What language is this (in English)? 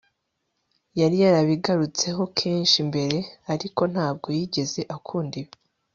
Kinyarwanda